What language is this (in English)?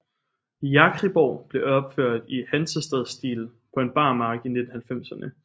Danish